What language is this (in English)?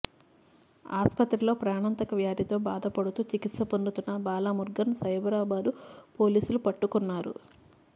Telugu